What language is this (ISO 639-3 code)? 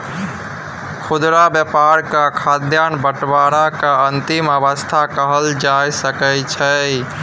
mai